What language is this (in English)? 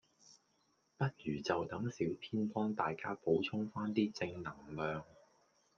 Cantonese